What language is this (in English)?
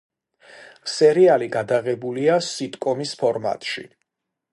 Georgian